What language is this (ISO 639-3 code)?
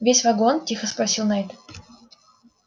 rus